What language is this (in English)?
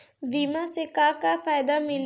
Bhojpuri